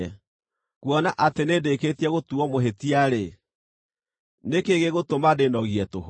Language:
Kikuyu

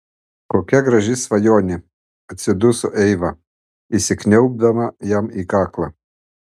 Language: Lithuanian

